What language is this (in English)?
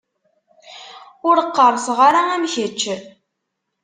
Kabyle